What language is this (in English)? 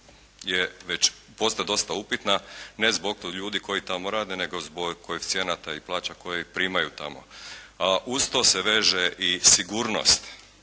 Croatian